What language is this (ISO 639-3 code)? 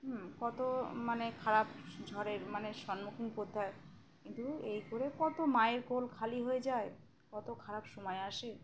ben